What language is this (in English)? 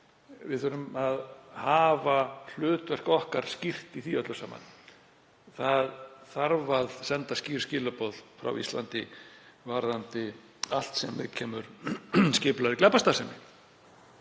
Icelandic